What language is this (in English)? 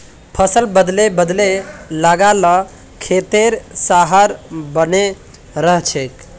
Magahi